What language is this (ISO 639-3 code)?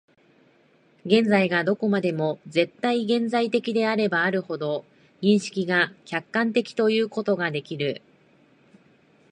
jpn